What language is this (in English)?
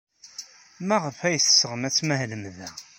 Kabyle